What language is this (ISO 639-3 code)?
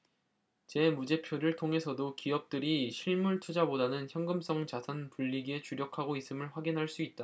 kor